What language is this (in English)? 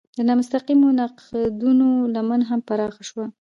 Pashto